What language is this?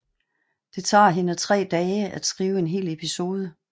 Danish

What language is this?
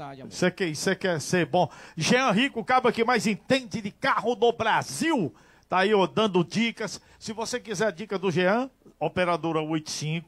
Portuguese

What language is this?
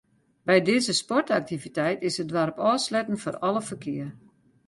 Western Frisian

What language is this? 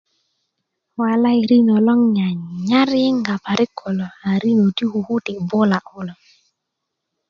Kuku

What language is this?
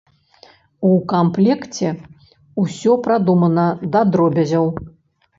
Belarusian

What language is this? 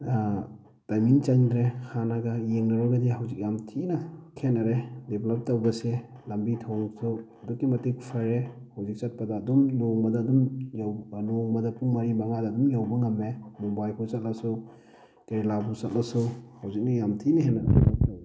Manipuri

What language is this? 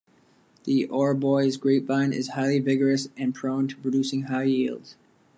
English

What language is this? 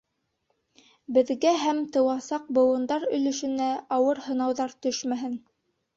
Bashkir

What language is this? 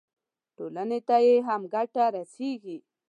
Pashto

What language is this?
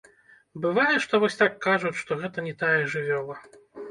Belarusian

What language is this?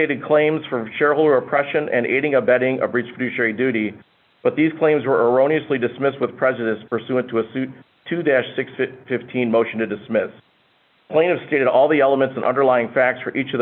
English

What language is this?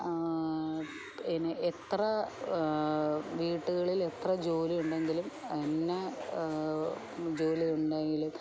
Malayalam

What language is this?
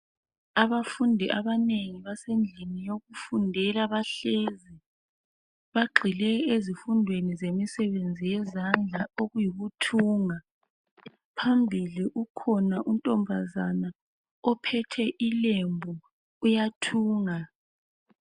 North Ndebele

